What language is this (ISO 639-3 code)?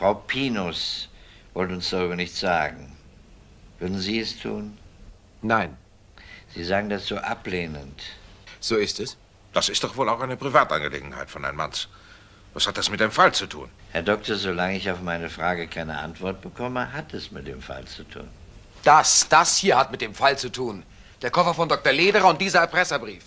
deu